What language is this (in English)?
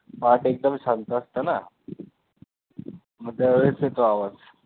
Marathi